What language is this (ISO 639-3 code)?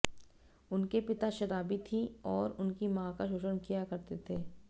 hin